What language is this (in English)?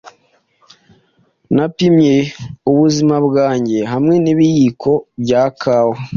Kinyarwanda